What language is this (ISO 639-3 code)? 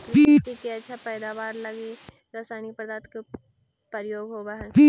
mag